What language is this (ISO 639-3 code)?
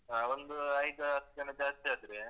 kan